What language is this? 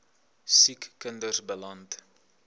Afrikaans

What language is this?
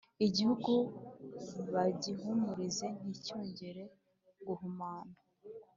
Kinyarwanda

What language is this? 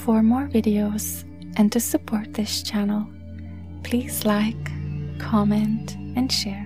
English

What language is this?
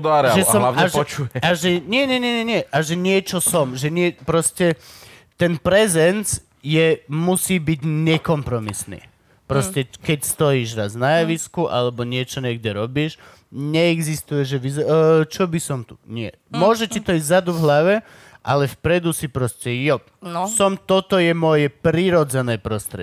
Slovak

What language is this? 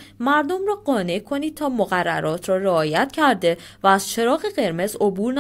Persian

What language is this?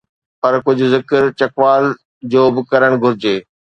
Sindhi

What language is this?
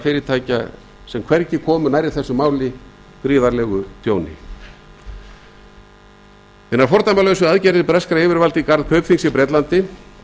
Icelandic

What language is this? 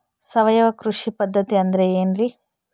Kannada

